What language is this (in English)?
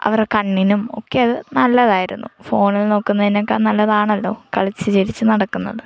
Malayalam